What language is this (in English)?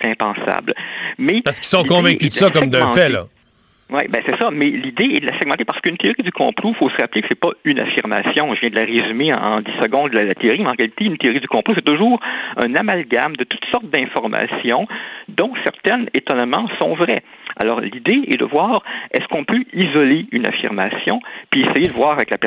French